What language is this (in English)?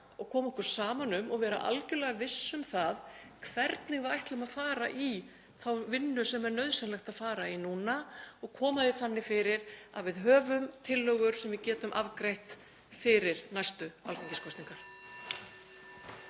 Icelandic